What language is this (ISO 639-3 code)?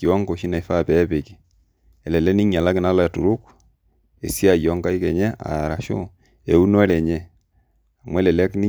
mas